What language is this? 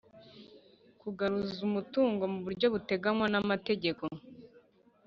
Kinyarwanda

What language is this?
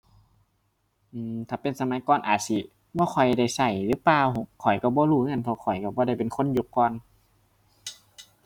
Thai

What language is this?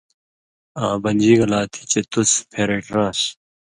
Indus Kohistani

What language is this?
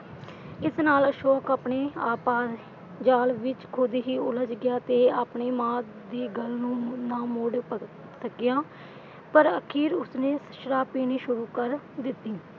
Punjabi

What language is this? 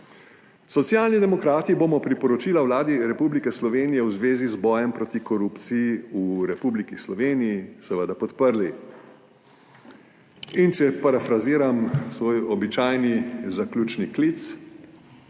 Slovenian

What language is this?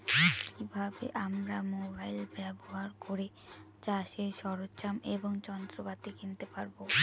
Bangla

